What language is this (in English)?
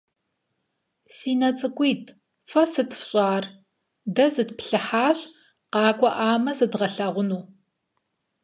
Kabardian